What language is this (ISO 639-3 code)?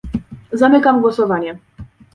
pol